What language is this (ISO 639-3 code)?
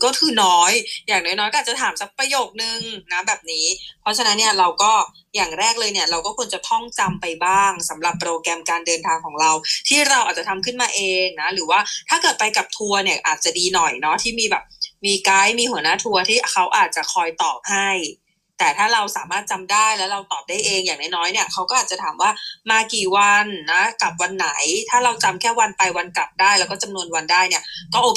tha